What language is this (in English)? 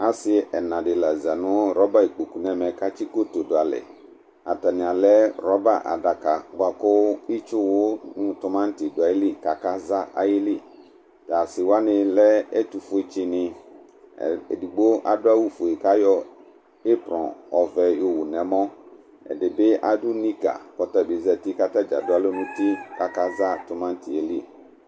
Ikposo